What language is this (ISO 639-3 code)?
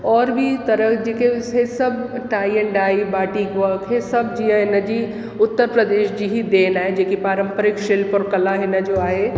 snd